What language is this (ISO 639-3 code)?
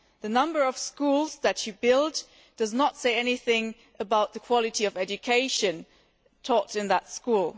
eng